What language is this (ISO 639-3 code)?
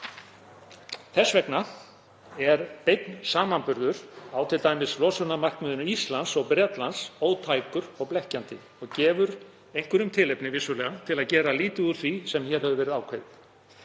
isl